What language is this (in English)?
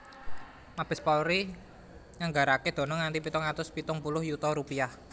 Javanese